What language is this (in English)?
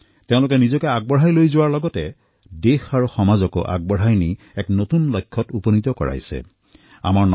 Assamese